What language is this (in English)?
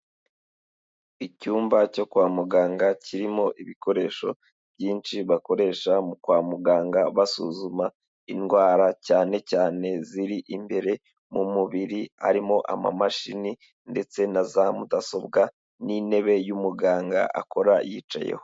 Kinyarwanda